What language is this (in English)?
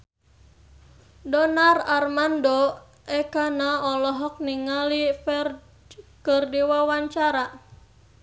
Sundanese